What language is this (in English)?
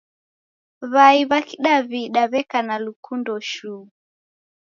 Taita